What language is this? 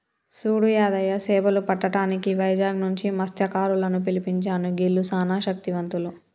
Telugu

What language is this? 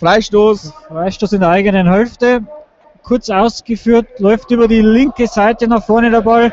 German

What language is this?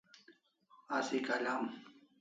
Kalasha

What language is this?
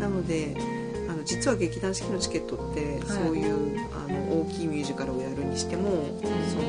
Japanese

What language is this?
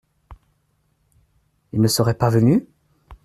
French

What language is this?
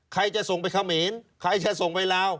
Thai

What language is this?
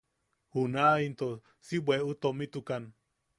Yaqui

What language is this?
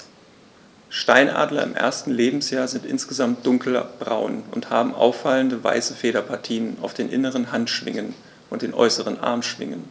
German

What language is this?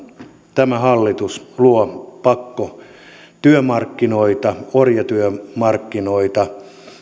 Finnish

